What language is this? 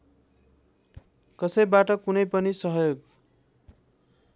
Nepali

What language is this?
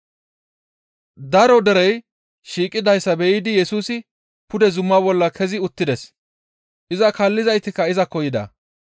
Gamo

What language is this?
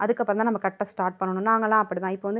Tamil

